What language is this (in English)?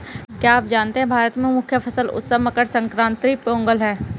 Hindi